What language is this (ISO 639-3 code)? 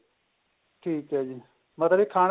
pan